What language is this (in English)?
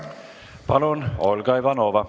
Estonian